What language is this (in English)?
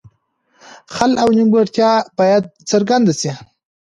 Pashto